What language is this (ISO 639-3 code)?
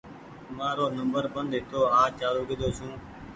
gig